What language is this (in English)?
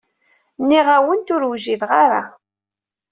Kabyle